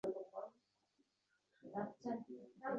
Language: Uzbek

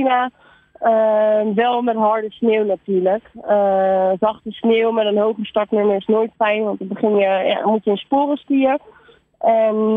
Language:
Dutch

